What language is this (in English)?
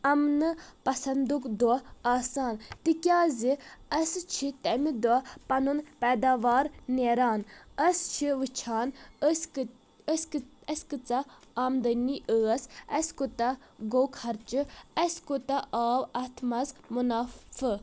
Kashmiri